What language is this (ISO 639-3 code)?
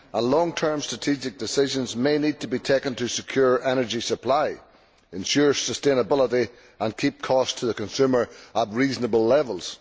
eng